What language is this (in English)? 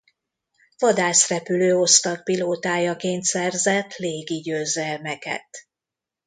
Hungarian